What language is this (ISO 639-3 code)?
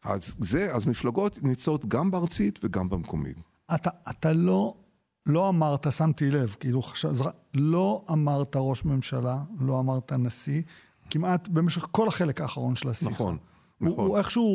heb